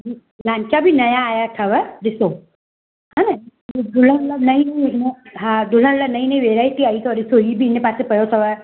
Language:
Sindhi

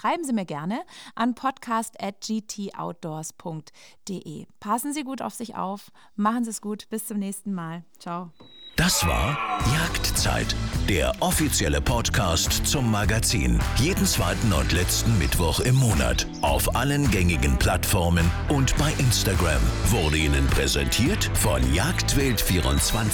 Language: German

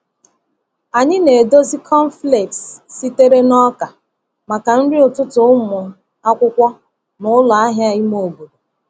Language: Igbo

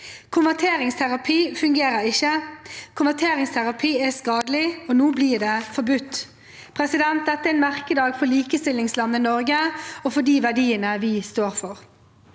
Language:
Norwegian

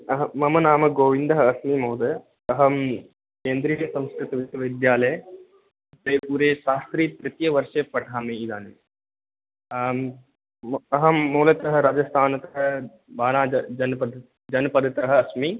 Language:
Sanskrit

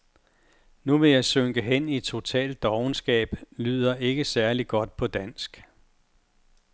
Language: Danish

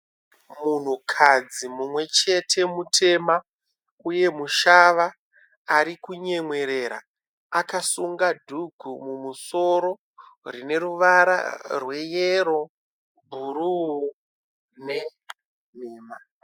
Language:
Shona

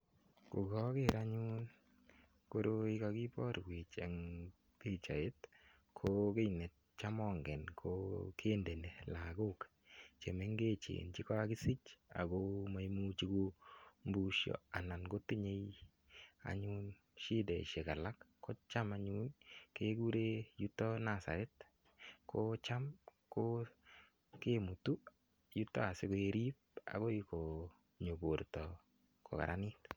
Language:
Kalenjin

